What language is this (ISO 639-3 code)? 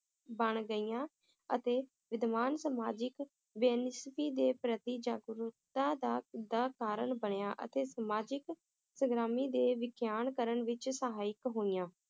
pan